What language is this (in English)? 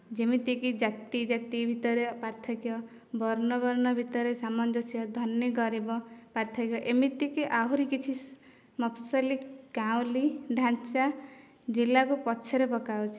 Odia